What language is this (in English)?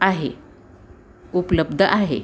Marathi